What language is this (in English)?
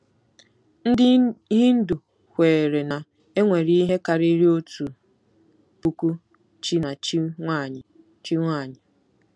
Igbo